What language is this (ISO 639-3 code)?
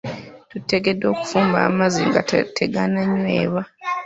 lug